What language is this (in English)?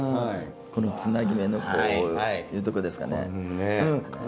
Japanese